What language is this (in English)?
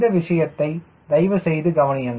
Tamil